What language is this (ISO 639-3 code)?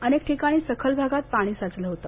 mar